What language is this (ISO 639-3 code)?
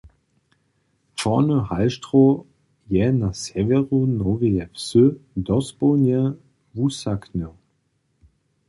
hsb